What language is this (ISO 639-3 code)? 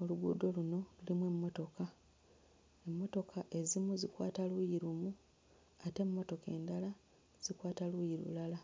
lug